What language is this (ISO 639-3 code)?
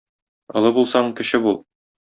tat